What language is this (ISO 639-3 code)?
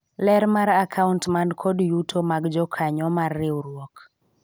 luo